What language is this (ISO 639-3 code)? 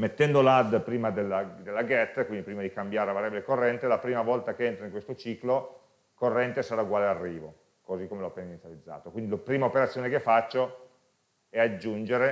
ita